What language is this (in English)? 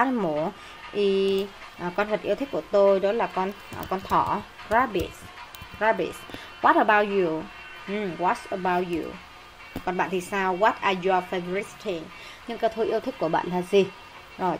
Vietnamese